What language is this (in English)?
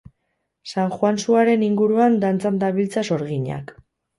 Basque